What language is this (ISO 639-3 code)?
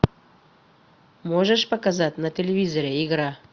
rus